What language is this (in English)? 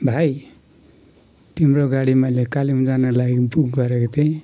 Nepali